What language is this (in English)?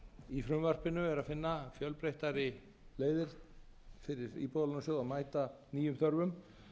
Icelandic